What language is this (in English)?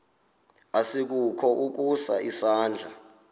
Xhosa